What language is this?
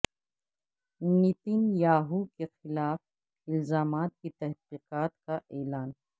Urdu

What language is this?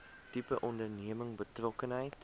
Afrikaans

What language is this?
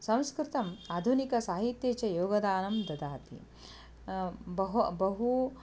Sanskrit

